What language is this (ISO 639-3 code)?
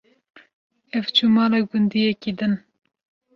kur